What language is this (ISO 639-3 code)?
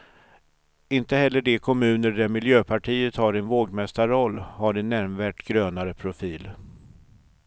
swe